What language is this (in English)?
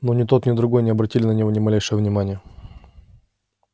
Russian